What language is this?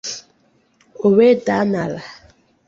Igbo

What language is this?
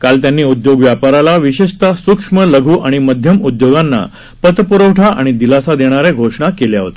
Marathi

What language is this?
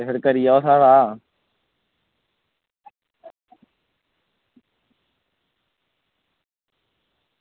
Dogri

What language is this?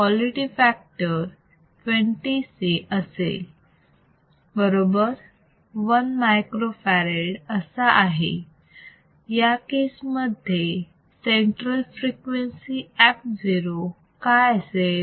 Marathi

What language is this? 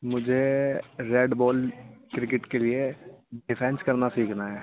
Urdu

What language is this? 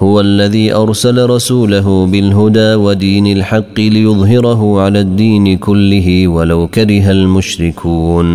Arabic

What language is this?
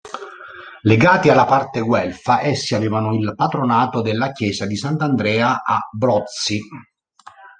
Italian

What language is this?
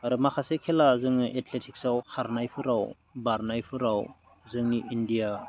Bodo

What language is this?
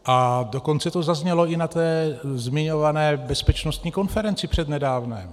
Czech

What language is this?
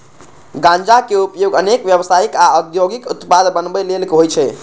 Maithili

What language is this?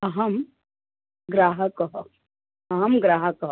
Sanskrit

